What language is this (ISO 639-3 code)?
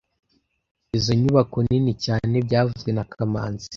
kin